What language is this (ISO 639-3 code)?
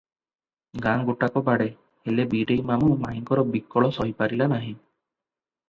ori